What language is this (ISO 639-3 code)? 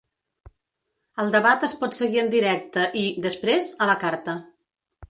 cat